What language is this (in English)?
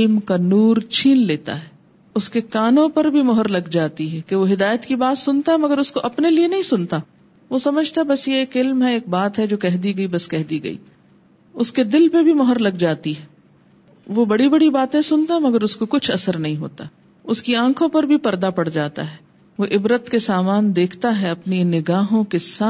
Urdu